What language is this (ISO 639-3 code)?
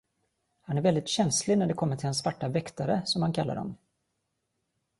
swe